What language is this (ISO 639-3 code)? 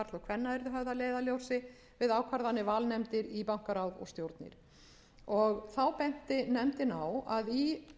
isl